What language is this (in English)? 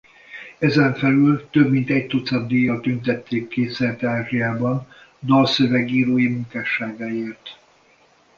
Hungarian